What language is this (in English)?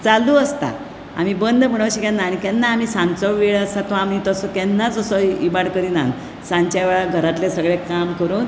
Konkani